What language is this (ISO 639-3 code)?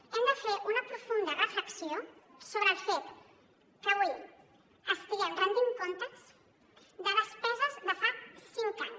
cat